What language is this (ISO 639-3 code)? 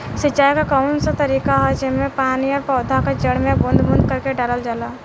bho